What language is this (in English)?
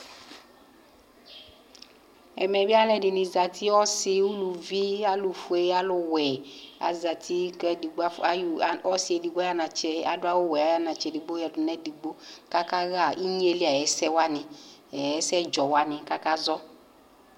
Ikposo